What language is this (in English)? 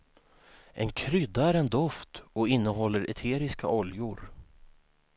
Swedish